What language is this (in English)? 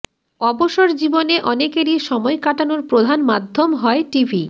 Bangla